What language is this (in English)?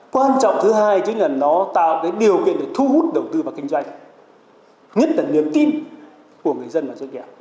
Vietnamese